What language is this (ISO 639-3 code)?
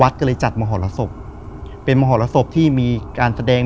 tha